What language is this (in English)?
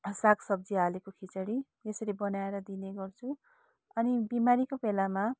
Nepali